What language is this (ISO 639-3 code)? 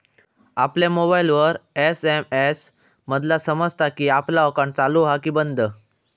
mar